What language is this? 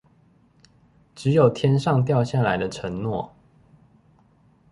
Chinese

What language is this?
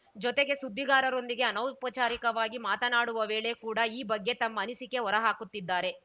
Kannada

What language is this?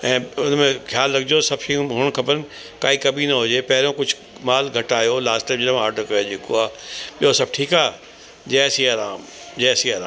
Sindhi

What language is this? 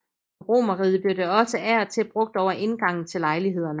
Danish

